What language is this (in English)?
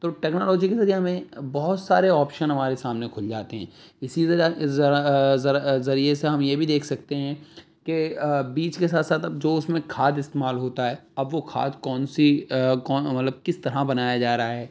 Urdu